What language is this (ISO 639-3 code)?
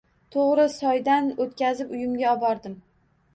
uzb